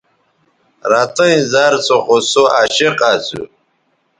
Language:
Bateri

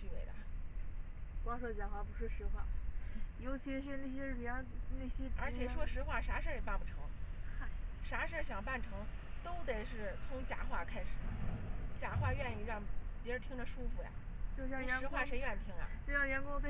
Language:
Chinese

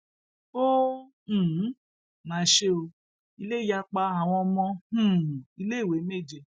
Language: Yoruba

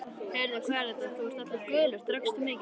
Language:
Icelandic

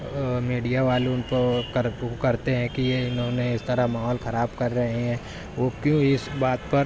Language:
Urdu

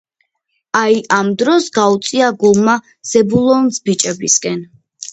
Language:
Georgian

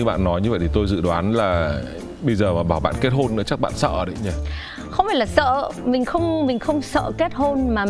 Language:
Vietnamese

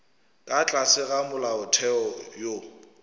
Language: Northern Sotho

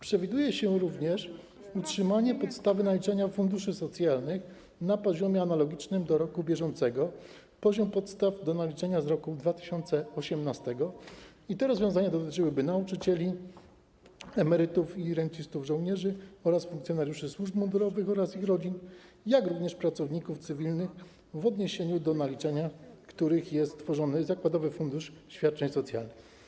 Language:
Polish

